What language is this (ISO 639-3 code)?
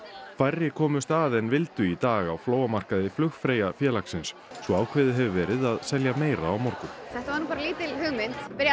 isl